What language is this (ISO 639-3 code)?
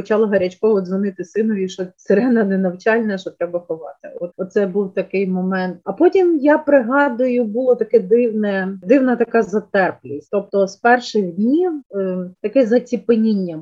ukr